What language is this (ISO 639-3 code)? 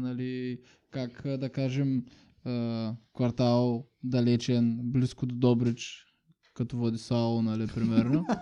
bul